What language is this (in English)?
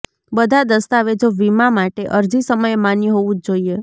Gujarati